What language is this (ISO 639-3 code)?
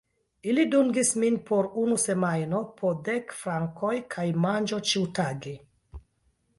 epo